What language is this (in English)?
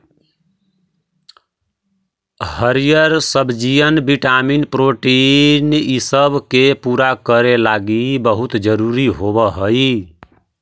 Magahi